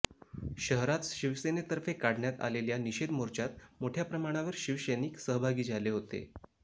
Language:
Marathi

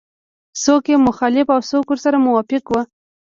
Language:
Pashto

